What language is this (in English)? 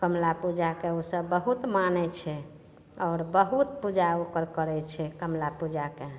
Maithili